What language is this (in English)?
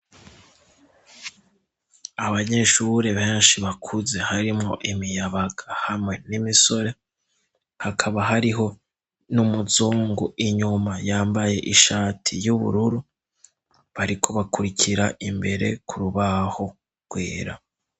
Rundi